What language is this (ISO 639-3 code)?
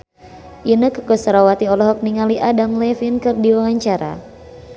sun